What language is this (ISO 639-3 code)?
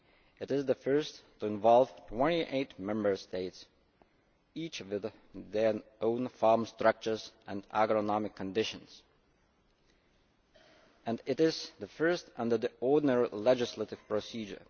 eng